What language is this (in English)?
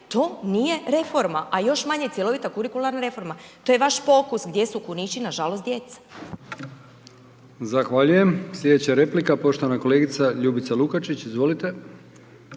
Croatian